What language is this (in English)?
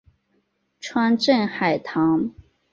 Chinese